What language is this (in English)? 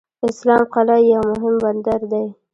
Pashto